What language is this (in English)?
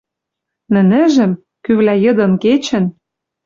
Western Mari